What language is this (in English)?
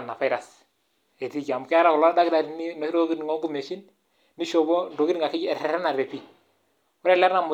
Masai